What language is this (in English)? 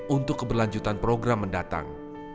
Indonesian